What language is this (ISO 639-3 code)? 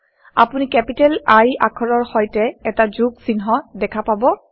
asm